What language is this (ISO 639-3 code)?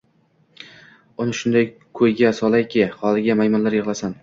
uzb